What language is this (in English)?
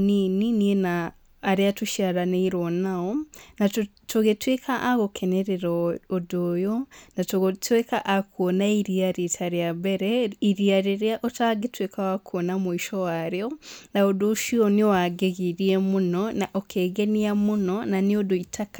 Kikuyu